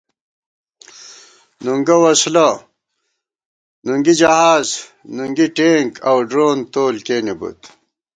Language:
Gawar-Bati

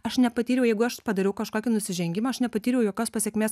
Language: Lithuanian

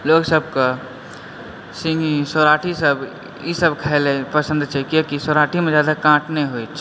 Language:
Maithili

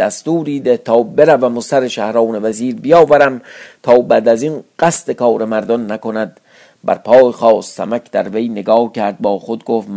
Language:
Persian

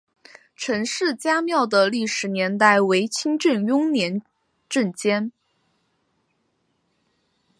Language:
Chinese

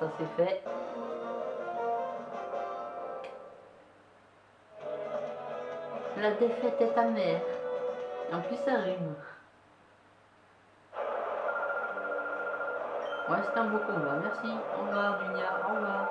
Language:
French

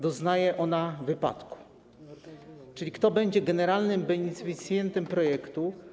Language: Polish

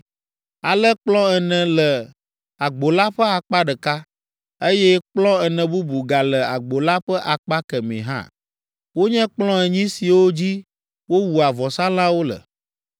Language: Ewe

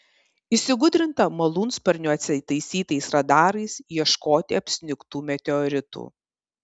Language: Lithuanian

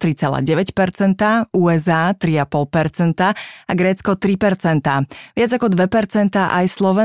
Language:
Slovak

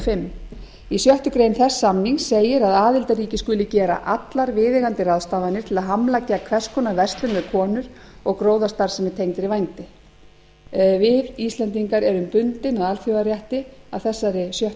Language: Icelandic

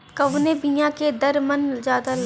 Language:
Bhojpuri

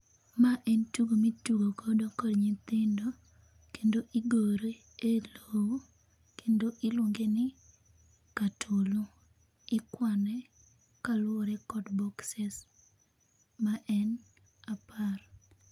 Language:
Luo (Kenya and Tanzania)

